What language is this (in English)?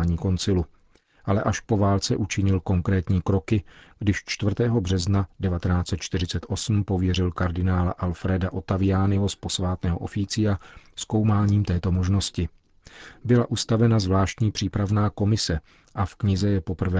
Czech